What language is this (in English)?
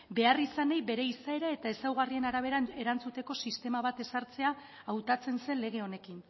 Basque